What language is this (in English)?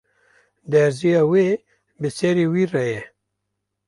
Kurdish